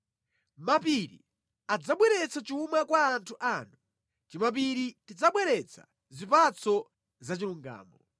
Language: Nyanja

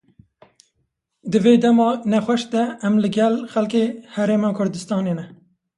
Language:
Kurdish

